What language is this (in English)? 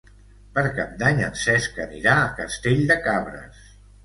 Catalan